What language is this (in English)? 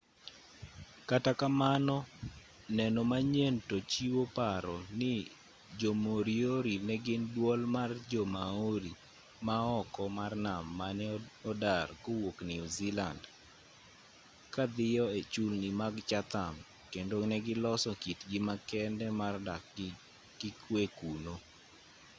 Luo (Kenya and Tanzania)